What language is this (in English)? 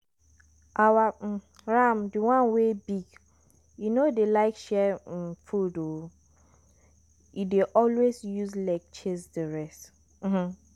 Nigerian Pidgin